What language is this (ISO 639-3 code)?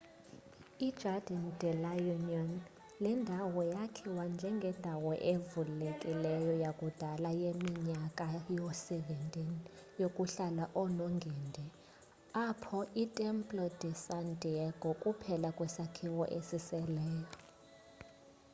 xho